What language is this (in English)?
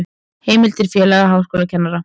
Icelandic